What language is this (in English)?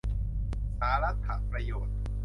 Thai